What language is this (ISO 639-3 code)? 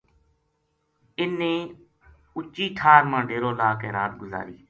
gju